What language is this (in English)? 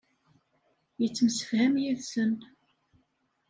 Kabyle